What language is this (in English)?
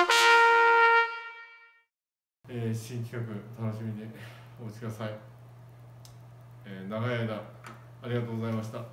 Japanese